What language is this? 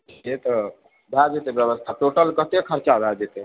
Maithili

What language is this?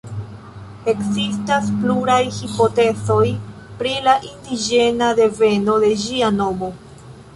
Esperanto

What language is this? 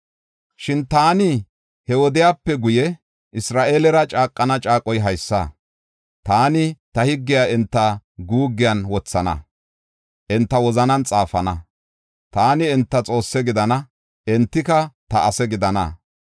Gofa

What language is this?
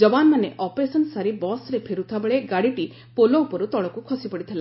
Odia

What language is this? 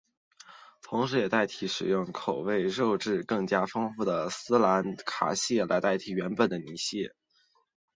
Chinese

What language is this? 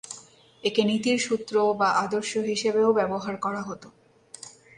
Bangla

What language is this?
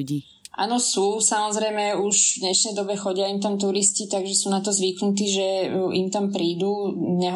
Slovak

